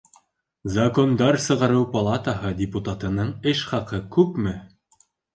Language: Bashkir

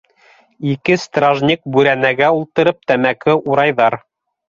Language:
Bashkir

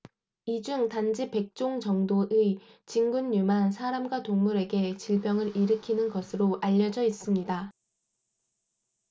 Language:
Korean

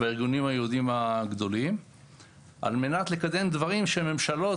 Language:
Hebrew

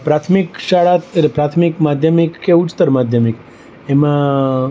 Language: Gujarati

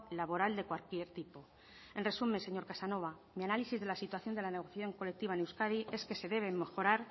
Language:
Spanish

